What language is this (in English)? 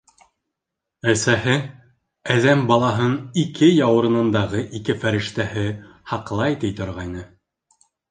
Bashkir